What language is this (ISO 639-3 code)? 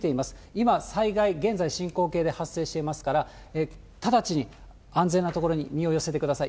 jpn